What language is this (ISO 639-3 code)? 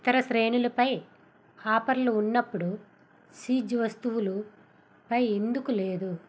tel